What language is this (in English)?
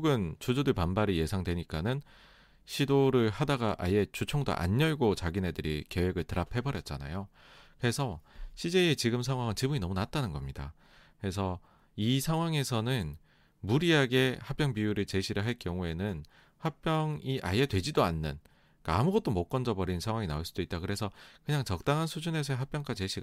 Korean